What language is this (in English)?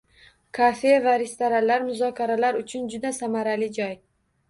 Uzbek